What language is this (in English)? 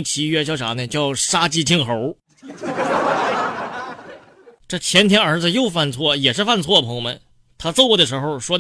Chinese